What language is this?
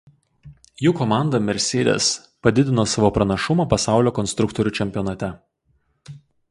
Lithuanian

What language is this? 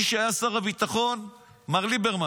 Hebrew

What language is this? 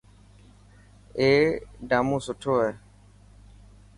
Dhatki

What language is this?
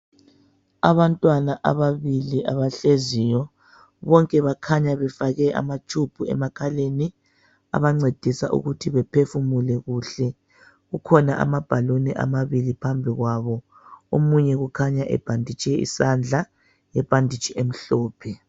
North Ndebele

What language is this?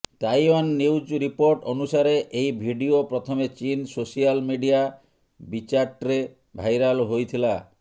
Odia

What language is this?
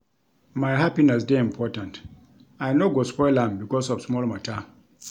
Nigerian Pidgin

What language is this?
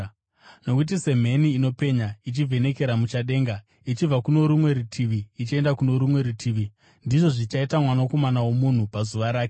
Shona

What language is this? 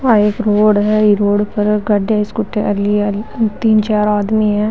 Marwari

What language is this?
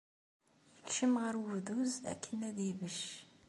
Kabyle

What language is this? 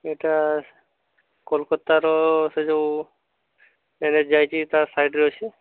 Odia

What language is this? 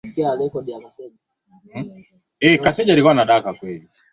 Swahili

